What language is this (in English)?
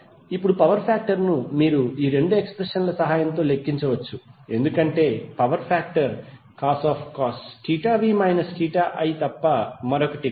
Telugu